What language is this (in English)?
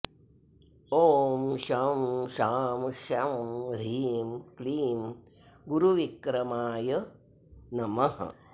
Sanskrit